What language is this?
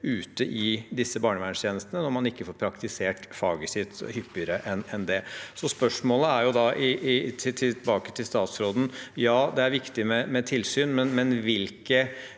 Norwegian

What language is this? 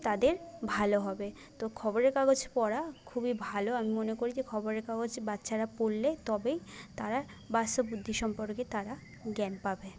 Bangla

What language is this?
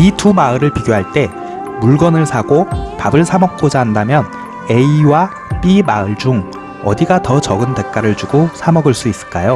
Korean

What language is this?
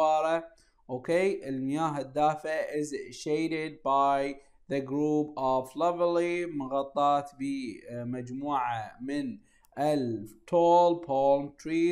Arabic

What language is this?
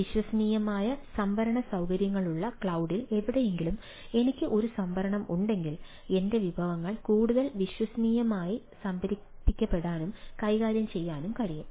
Malayalam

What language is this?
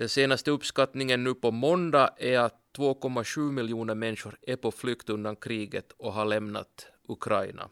Swedish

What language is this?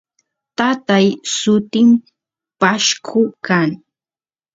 Santiago del Estero Quichua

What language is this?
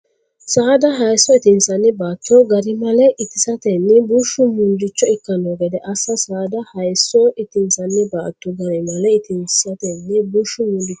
Sidamo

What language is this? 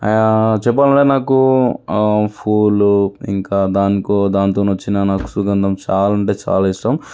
Telugu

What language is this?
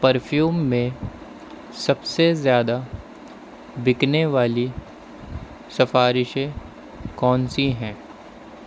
Urdu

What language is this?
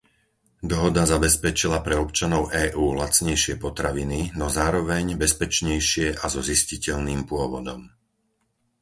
Slovak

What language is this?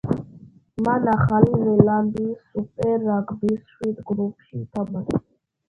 Georgian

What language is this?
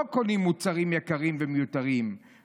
Hebrew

